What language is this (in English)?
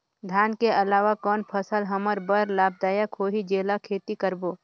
Chhattisgarhi